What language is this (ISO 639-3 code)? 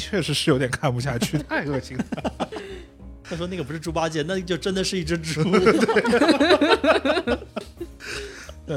zho